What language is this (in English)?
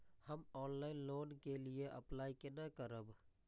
Maithili